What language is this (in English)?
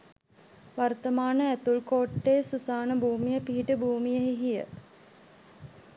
Sinhala